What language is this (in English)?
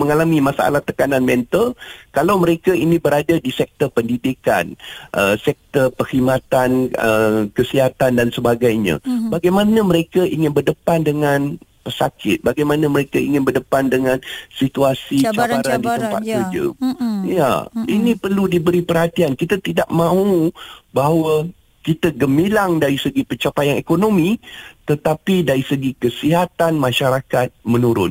Malay